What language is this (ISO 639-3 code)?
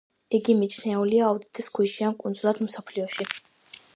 kat